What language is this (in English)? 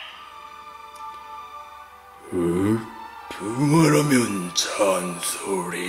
Korean